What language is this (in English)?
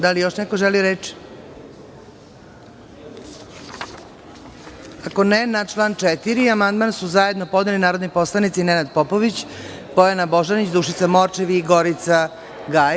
Serbian